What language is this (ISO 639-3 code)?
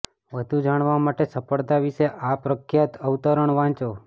guj